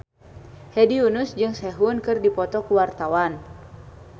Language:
Sundanese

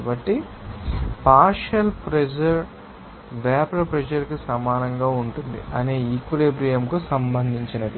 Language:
Telugu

